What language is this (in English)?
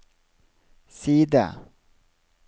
Norwegian